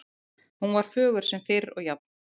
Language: Icelandic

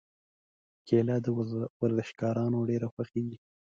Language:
Pashto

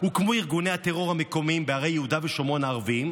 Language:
Hebrew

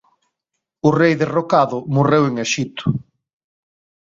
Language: Galician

